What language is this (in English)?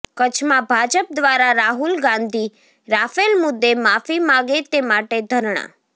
Gujarati